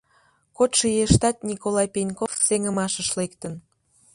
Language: Mari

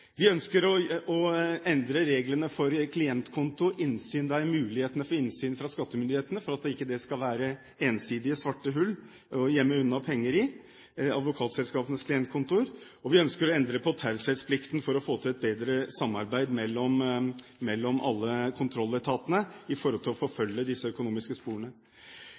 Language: Norwegian Bokmål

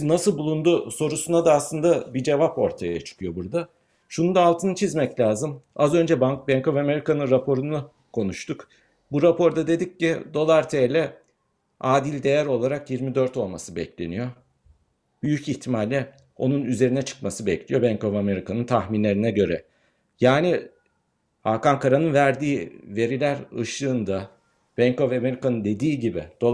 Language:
Turkish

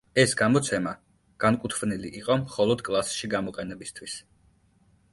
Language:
Georgian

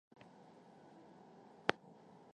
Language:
Arabic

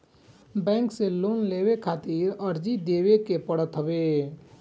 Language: Bhojpuri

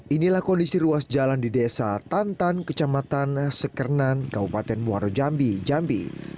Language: Indonesian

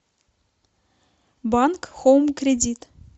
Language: Russian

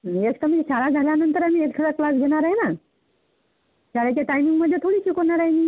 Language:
Marathi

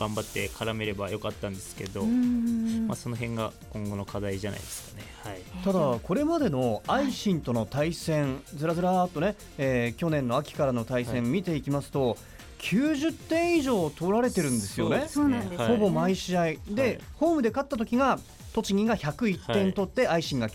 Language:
Japanese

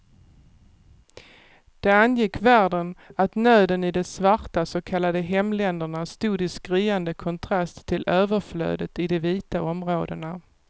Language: Swedish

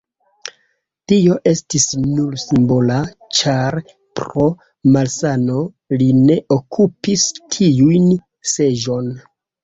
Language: Esperanto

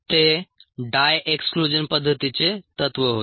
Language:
Marathi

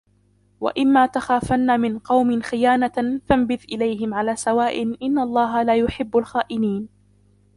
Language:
Arabic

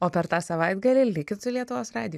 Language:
Lithuanian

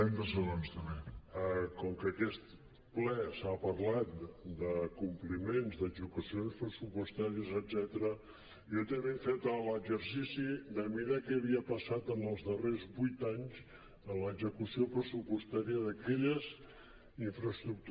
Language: Catalan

